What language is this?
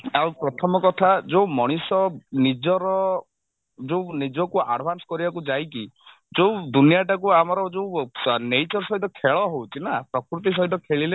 Odia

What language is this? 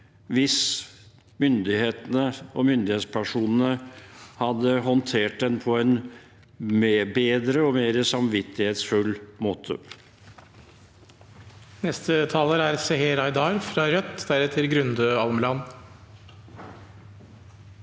Norwegian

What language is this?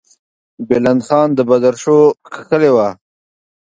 Pashto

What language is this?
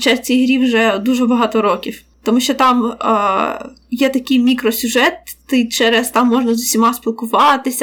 Ukrainian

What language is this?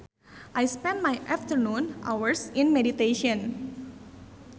Sundanese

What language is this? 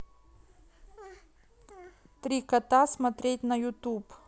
Russian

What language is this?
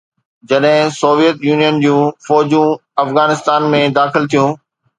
Sindhi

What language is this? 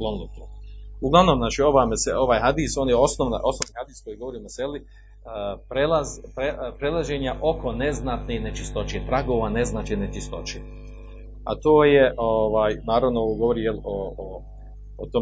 Croatian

